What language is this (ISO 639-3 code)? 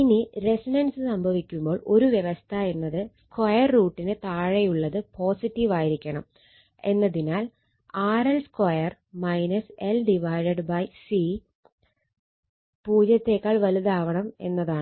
mal